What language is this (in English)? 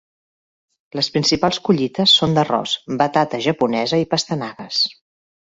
Catalan